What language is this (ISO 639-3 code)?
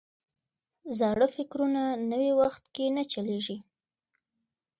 pus